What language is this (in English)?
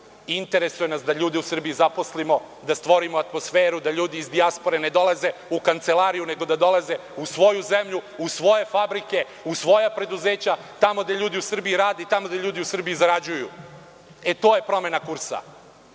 Serbian